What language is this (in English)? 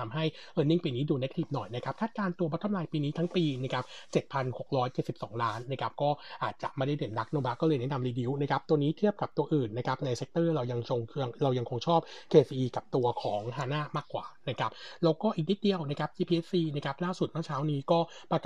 Thai